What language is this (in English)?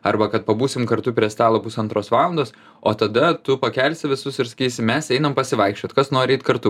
Lithuanian